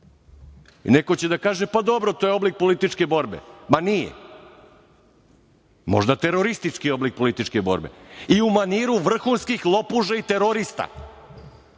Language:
Serbian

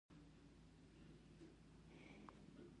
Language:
Pashto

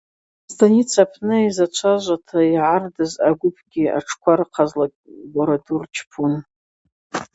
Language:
Abaza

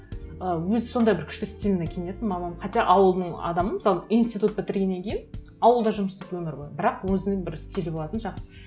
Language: Kazakh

